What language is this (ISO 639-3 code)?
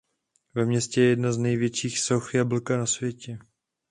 ces